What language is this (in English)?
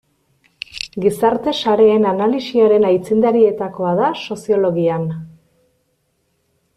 Basque